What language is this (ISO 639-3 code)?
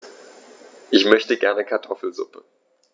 deu